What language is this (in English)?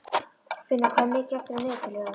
Icelandic